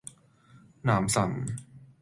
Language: Cantonese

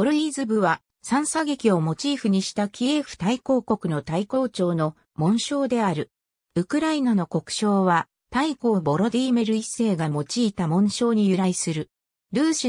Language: Japanese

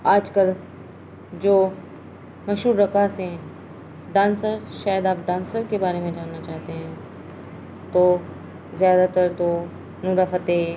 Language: Urdu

